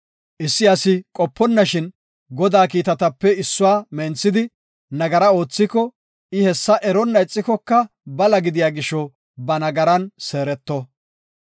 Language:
Gofa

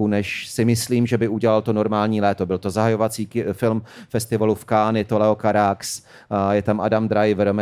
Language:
Czech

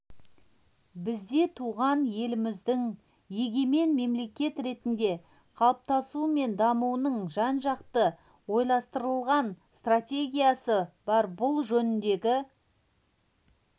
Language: Kazakh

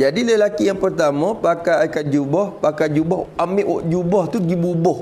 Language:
Malay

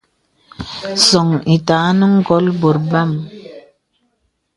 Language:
Bebele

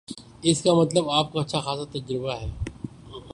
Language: Urdu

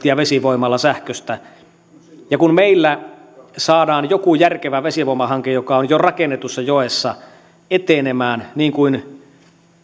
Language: Finnish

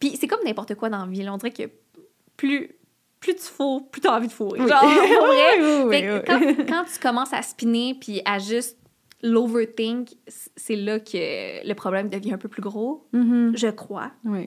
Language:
French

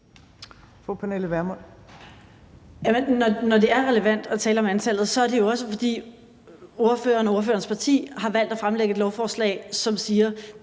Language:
Danish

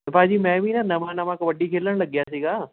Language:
Punjabi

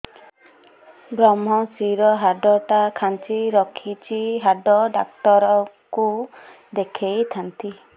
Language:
Odia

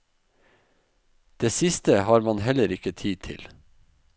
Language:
Norwegian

